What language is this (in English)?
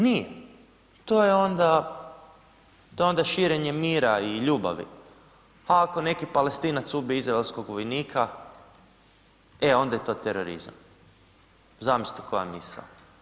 Croatian